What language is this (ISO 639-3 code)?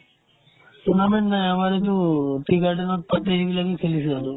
asm